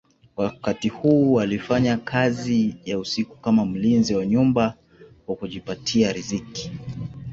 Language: Swahili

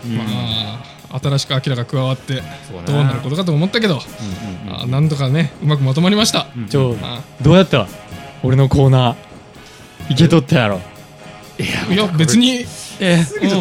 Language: Japanese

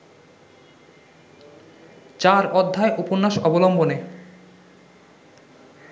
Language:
Bangla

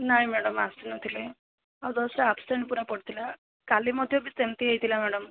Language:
Odia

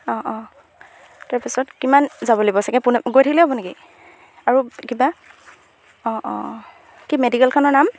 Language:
Assamese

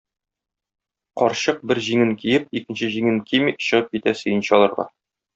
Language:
Tatar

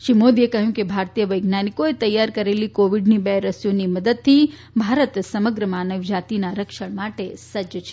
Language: Gujarati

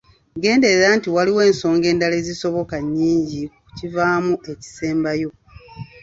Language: Ganda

